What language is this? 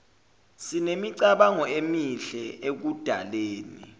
Zulu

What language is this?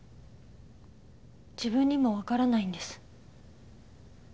Japanese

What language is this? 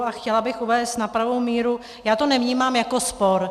Czech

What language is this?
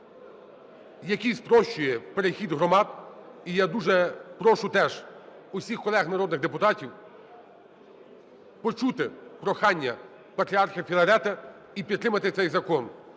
Ukrainian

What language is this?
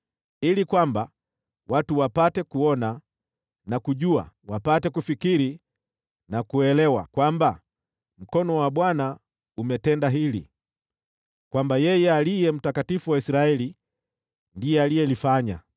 Swahili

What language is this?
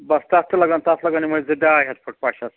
Kashmiri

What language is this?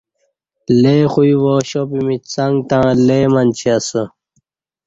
Kati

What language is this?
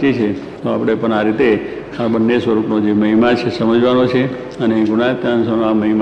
Gujarati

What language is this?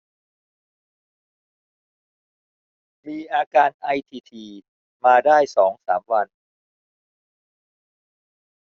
Thai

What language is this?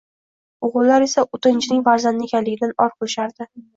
Uzbek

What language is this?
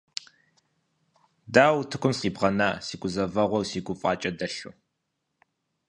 Kabardian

